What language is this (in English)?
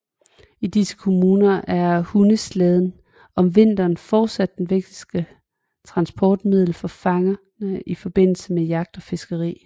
Danish